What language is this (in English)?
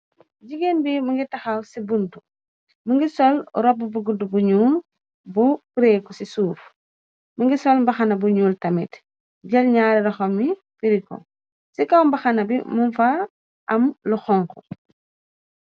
Wolof